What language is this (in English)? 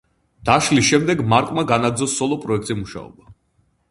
Georgian